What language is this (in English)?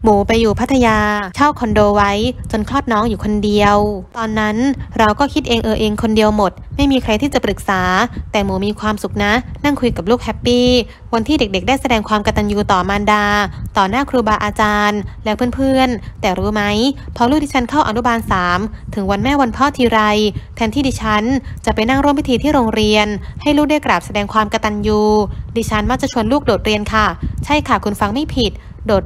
Thai